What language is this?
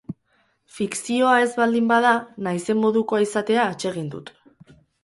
Basque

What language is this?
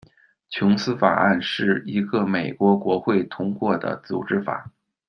Chinese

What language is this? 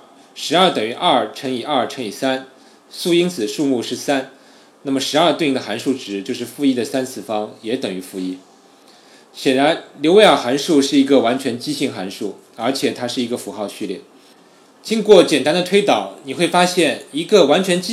Chinese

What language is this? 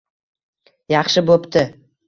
Uzbek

